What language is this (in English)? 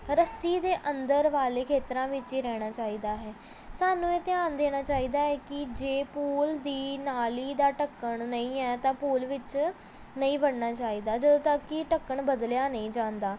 Punjabi